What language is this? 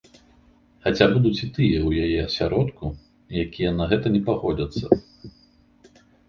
Belarusian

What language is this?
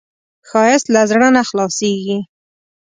Pashto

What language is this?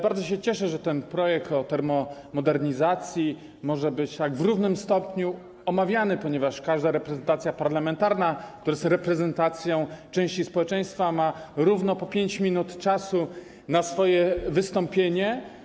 Polish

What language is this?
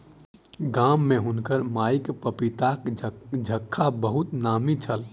Maithili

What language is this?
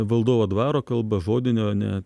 Lithuanian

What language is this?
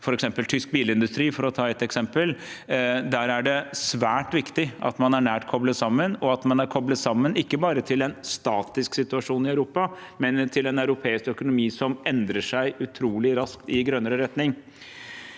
Norwegian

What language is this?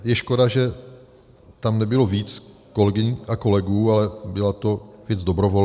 Czech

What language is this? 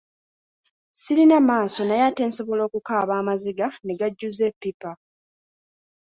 Ganda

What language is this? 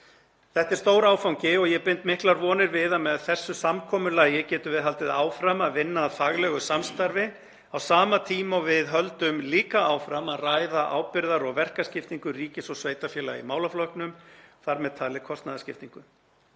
Icelandic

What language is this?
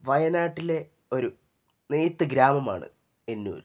Malayalam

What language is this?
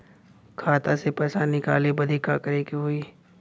Bhojpuri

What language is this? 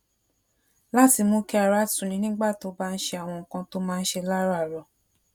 Yoruba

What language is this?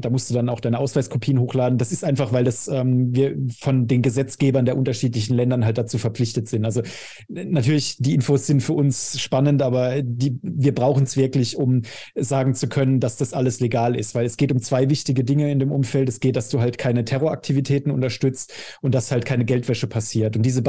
German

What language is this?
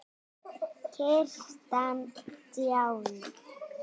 Icelandic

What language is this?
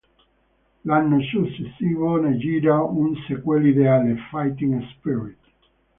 Italian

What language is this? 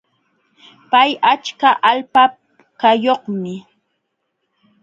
Jauja Wanca Quechua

